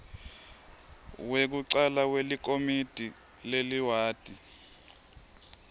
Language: Swati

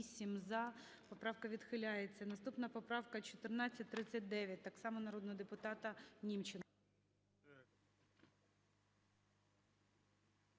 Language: Ukrainian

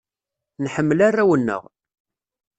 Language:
Kabyle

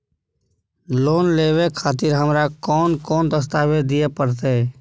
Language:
Maithili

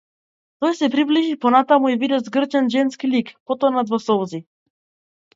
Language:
Macedonian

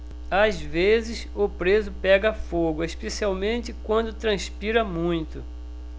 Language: Portuguese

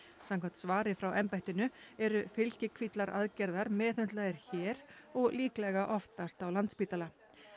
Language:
Icelandic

